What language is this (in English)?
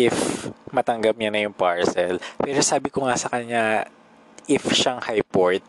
Filipino